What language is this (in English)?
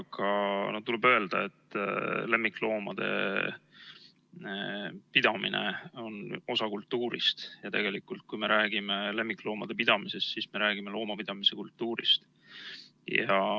Estonian